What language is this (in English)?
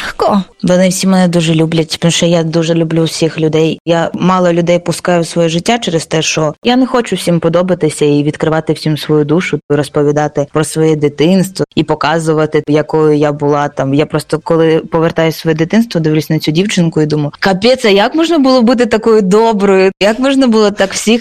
Ukrainian